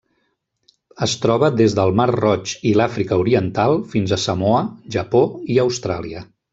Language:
Catalan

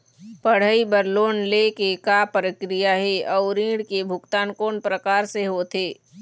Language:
Chhattisgarhi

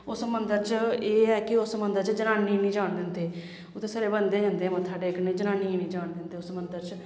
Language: Dogri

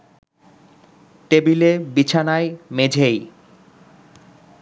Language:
Bangla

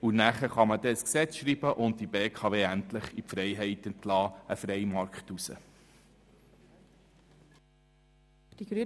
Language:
Swiss German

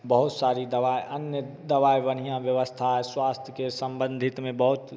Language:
Hindi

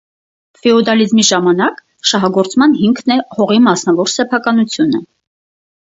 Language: Armenian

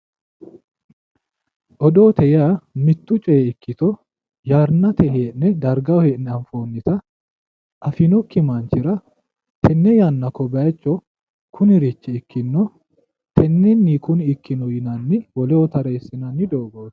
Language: Sidamo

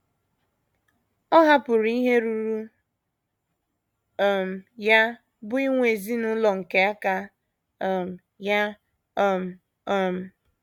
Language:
Igbo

